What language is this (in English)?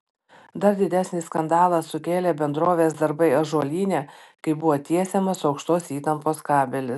Lithuanian